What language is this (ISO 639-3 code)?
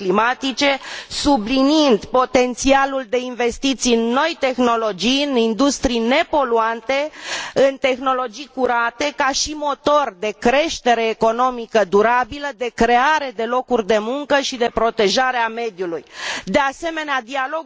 ron